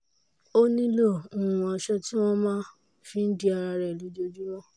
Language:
Yoruba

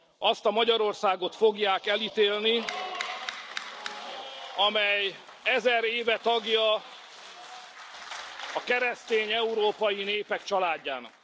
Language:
Hungarian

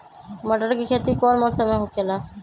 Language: Magahi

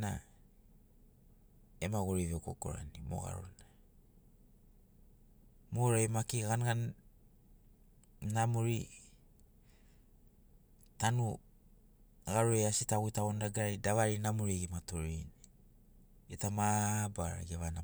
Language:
Sinaugoro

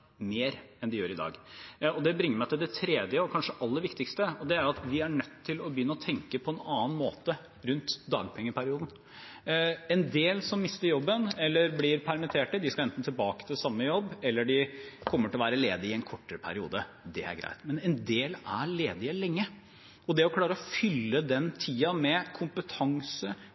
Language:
Norwegian Bokmål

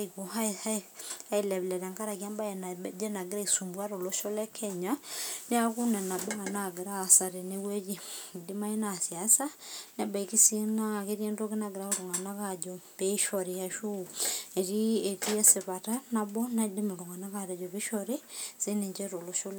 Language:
Masai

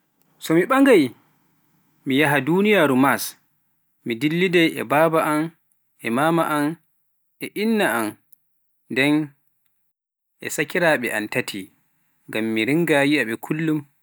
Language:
Pular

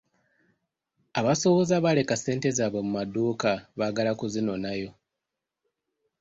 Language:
Ganda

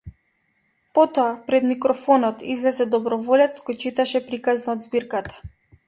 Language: Macedonian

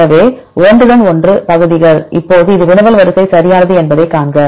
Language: Tamil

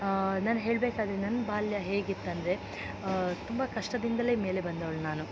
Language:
Kannada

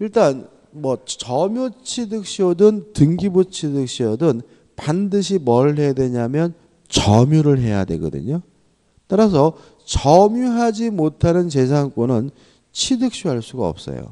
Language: Korean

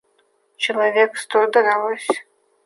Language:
Russian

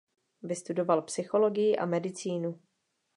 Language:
Czech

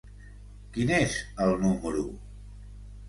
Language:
Catalan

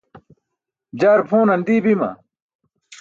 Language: Burushaski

